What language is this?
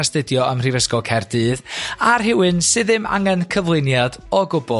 Welsh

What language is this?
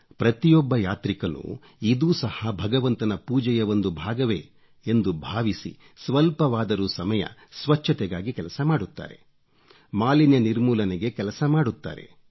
Kannada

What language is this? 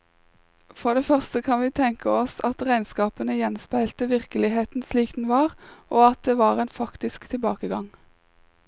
Norwegian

